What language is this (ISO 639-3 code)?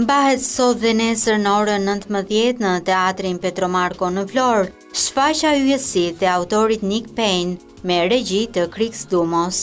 ron